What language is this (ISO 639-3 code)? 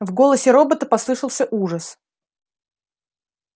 rus